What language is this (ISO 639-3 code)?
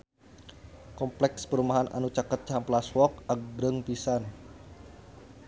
sun